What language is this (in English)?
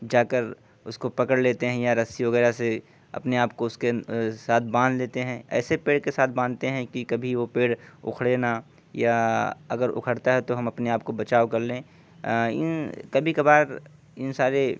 Urdu